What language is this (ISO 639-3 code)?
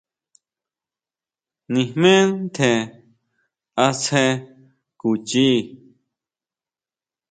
mau